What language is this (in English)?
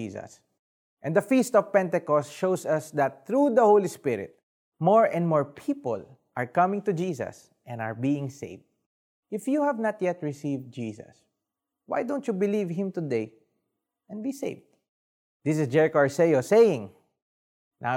Filipino